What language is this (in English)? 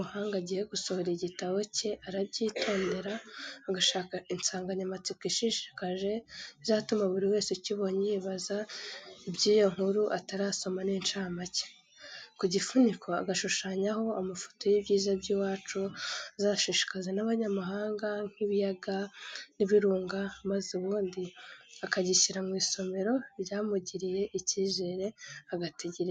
Kinyarwanda